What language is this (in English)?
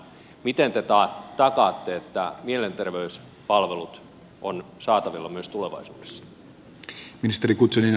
Finnish